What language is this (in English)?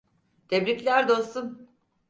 Turkish